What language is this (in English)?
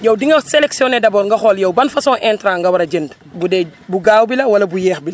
Wolof